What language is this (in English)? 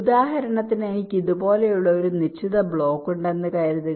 Malayalam